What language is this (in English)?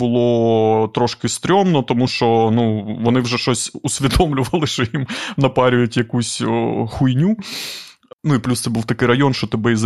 Ukrainian